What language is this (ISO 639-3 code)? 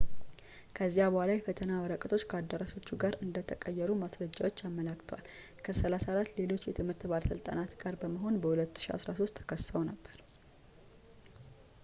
amh